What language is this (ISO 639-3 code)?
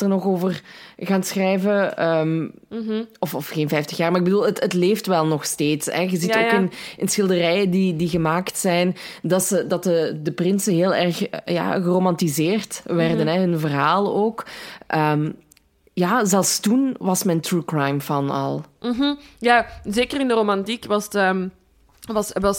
nld